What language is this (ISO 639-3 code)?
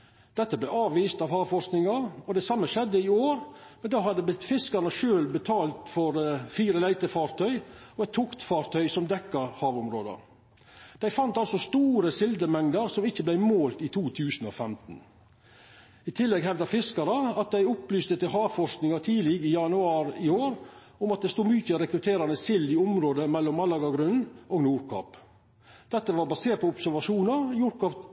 nno